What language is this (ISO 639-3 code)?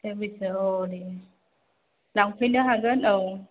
brx